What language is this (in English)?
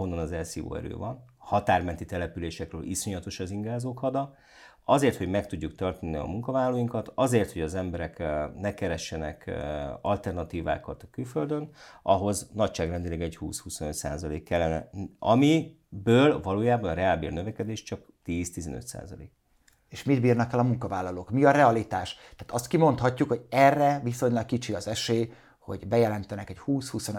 Hungarian